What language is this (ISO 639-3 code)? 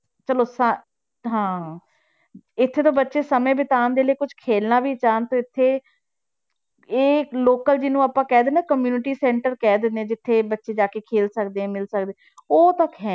pan